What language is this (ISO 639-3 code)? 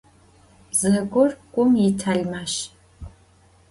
ady